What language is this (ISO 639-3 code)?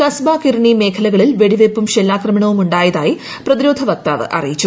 mal